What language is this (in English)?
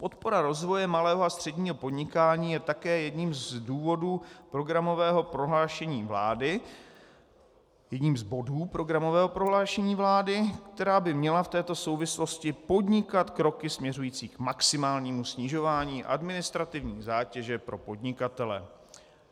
Czech